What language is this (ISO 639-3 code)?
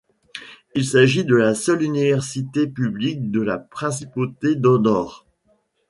fra